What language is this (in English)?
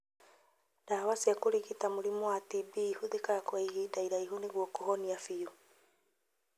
Kikuyu